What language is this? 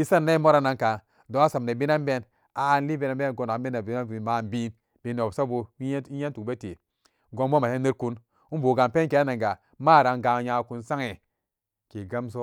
Samba Daka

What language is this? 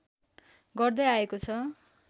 Nepali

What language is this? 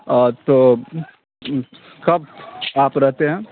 Urdu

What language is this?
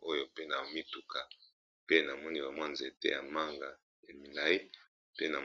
Lingala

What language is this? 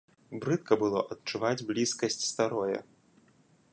Belarusian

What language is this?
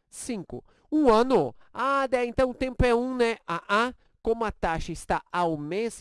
Portuguese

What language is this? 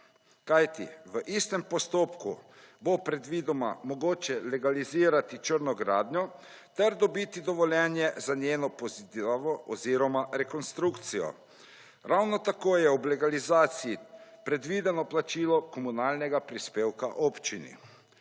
Slovenian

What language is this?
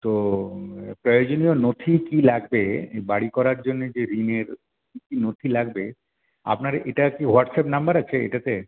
Bangla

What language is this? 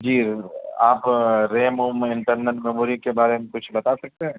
Urdu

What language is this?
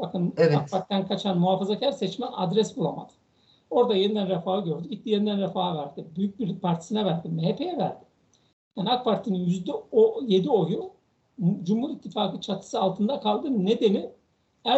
Turkish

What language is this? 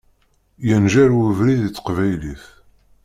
Kabyle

